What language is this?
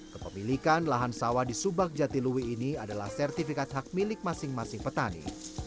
Indonesian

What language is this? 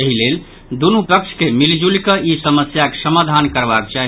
Maithili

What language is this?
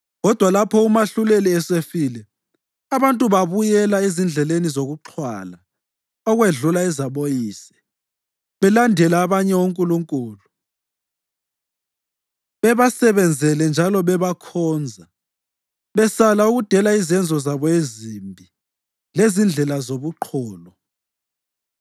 North Ndebele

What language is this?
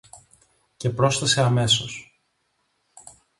Greek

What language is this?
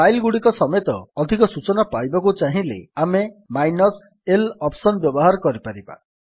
Odia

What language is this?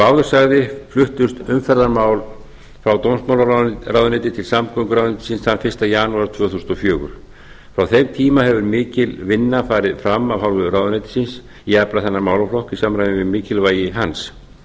Icelandic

